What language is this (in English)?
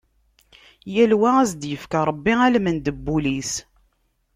Kabyle